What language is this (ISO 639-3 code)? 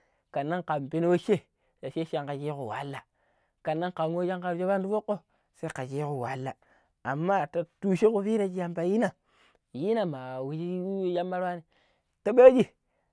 pip